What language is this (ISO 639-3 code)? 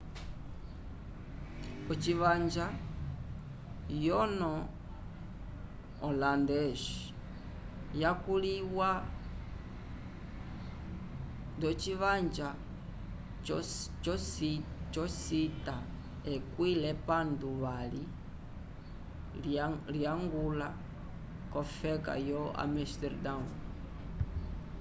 umb